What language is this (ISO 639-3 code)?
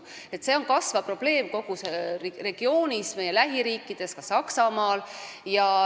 est